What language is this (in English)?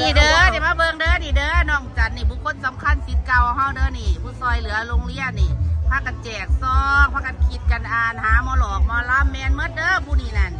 Thai